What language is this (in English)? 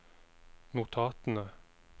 Norwegian